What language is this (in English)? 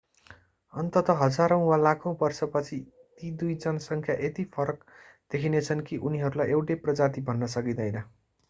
Nepali